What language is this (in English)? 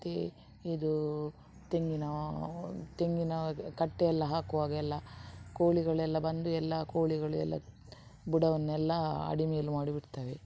Kannada